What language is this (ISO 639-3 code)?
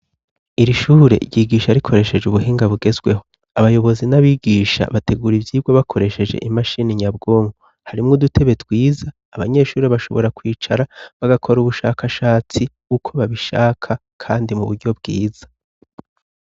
run